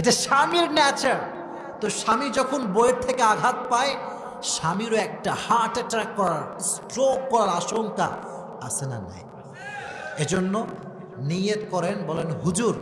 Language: Bangla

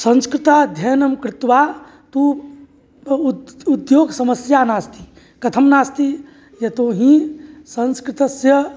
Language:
Sanskrit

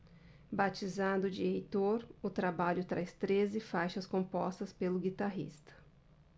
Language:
Portuguese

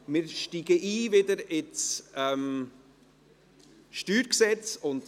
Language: Swiss German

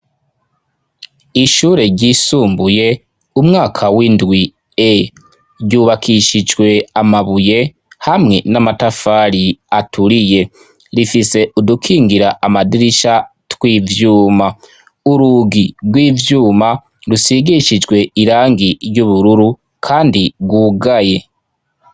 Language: Rundi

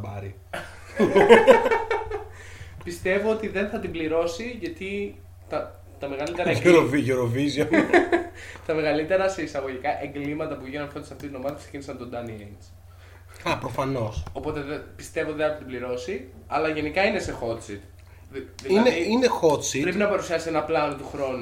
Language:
Greek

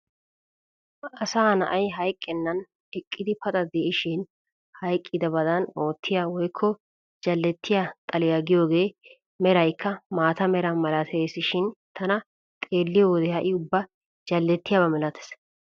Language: Wolaytta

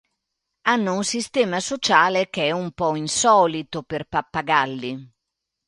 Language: Italian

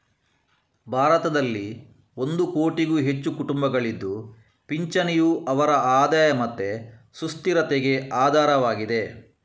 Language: Kannada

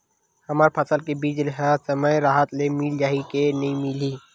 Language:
Chhattisgarhi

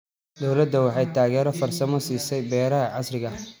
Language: Somali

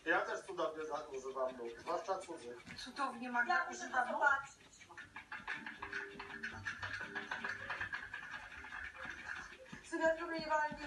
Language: Polish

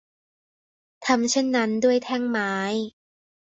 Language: Thai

